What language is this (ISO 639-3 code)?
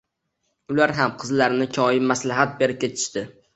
uzb